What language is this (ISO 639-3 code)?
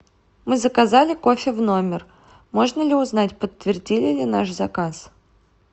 rus